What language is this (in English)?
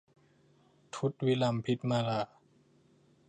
Thai